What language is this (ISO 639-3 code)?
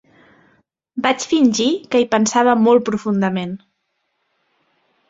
cat